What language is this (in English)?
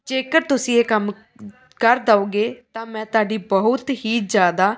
Punjabi